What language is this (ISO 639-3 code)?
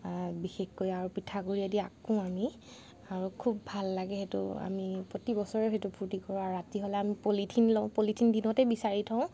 asm